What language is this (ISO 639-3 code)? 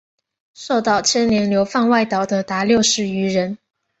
zho